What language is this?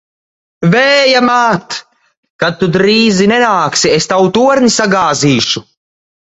Latvian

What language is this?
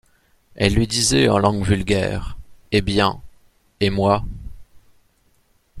French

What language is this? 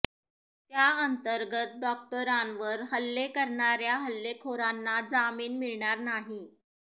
Marathi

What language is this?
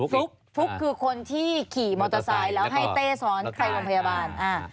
Thai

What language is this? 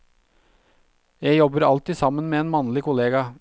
Norwegian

